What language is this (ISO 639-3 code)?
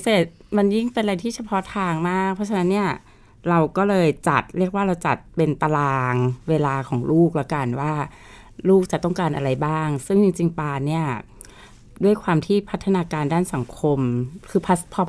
tha